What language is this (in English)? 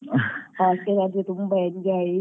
Kannada